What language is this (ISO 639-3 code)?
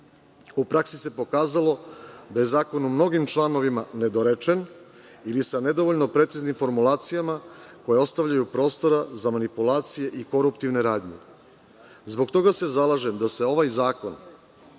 srp